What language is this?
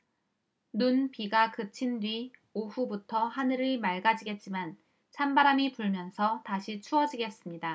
Korean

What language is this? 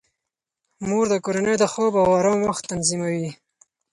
Pashto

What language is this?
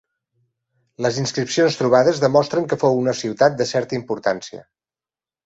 Catalan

